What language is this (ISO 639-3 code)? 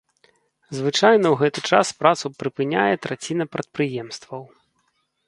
bel